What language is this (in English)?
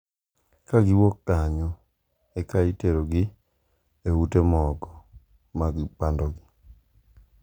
Luo (Kenya and Tanzania)